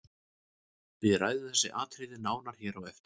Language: Icelandic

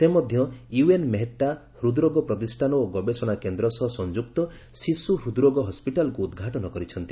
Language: Odia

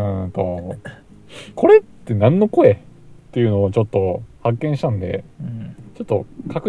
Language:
Japanese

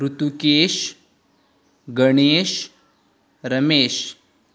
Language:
Konkani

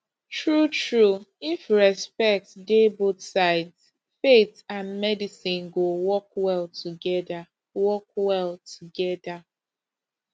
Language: Nigerian Pidgin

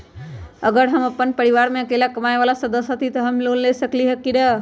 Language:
Magahi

